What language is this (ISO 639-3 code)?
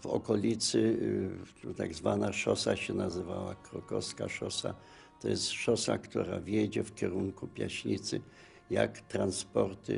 pol